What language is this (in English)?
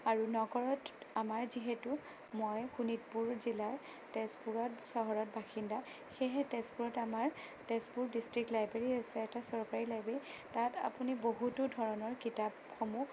Assamese